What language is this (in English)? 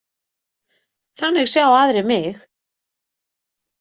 Icelandic